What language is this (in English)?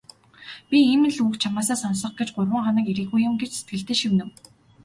Mongolian